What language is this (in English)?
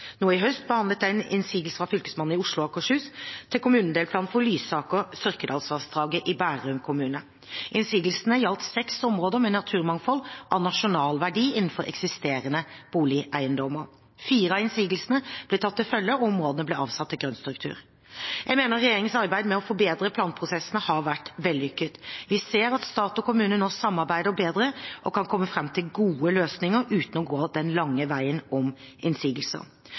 Norwegian Bokmål